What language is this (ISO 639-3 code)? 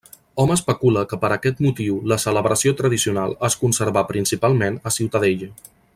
cat